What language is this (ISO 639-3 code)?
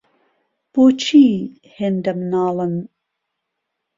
ckb